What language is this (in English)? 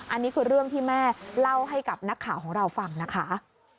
Thai